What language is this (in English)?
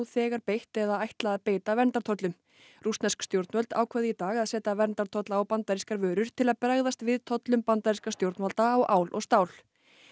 Icelandic